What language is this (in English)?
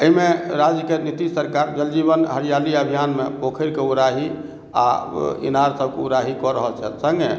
Maithili